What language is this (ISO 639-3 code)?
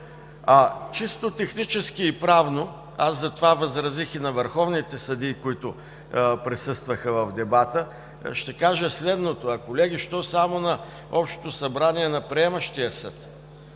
bul